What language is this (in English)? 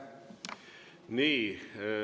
Estonian